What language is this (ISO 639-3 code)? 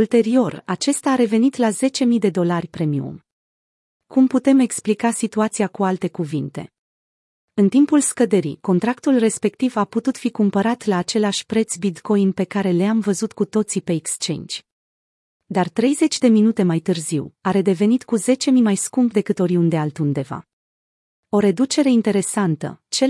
ron